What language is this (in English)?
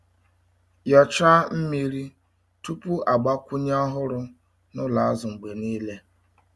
Igbo